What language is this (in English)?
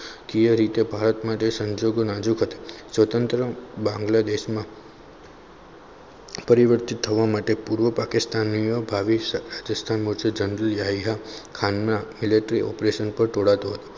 Gujarati